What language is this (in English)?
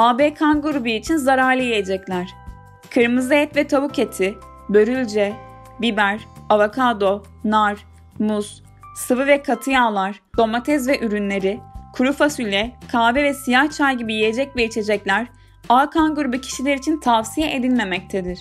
Turkish